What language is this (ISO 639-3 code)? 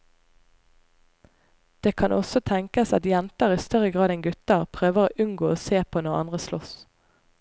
nor